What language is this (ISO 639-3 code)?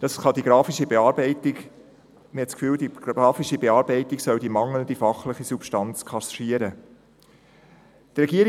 gsw